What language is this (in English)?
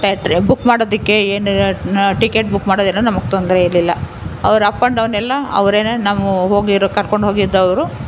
Kannada